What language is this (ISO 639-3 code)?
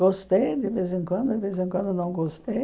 por